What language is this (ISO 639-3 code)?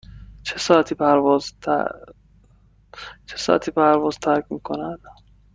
fas